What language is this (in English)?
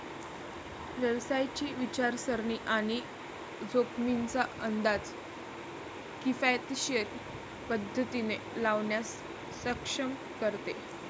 Marathi